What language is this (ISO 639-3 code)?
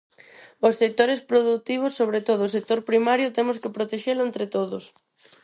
glg